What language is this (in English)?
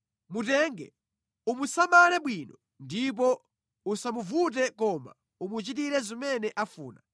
Nyanja